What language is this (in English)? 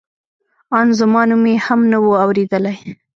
Pashto